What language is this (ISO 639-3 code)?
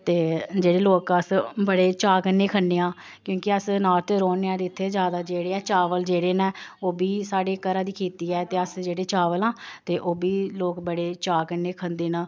doi